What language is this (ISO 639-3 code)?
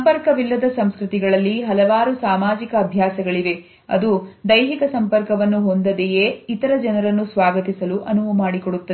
kan